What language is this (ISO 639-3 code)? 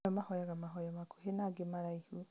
kik